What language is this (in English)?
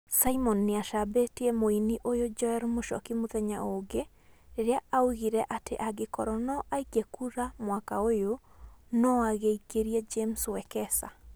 Kikuyu